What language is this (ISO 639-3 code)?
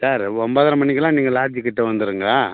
tam